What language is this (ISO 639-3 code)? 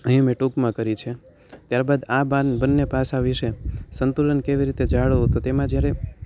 guj